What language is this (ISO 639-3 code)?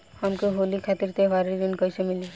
bho